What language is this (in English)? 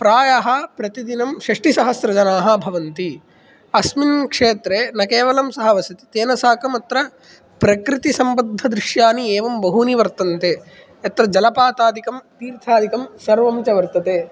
Sanskrit